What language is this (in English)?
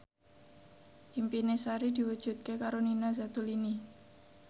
Javanese